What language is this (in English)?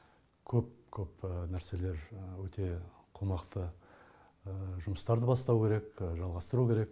Kazakh